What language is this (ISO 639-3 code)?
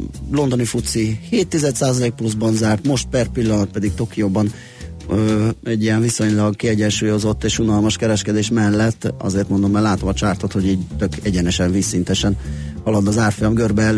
hun